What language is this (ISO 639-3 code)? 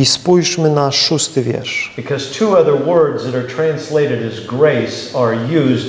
pol